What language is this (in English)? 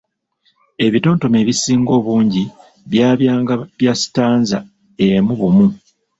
Ganda